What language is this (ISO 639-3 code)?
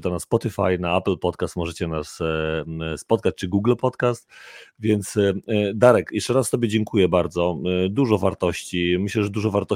pol